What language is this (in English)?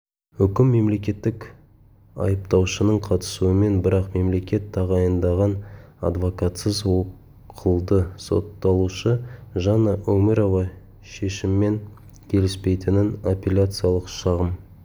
Kazakh